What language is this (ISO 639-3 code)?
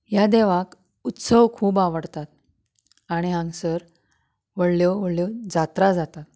kok